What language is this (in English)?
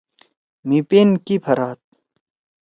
Torwali